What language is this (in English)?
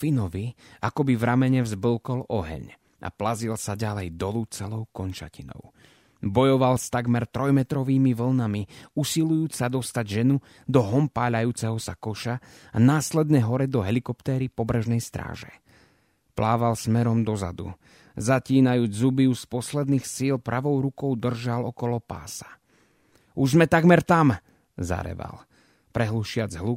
Slovak